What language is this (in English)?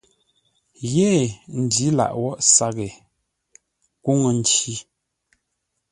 Ngombale